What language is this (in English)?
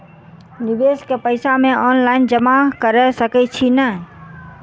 Maithili